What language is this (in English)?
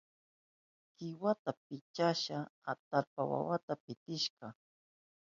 Southern Pastaza Quechua